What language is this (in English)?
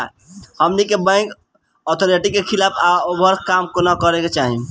Bhojpuri